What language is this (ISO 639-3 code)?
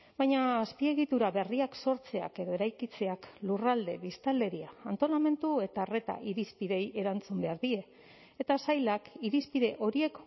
eus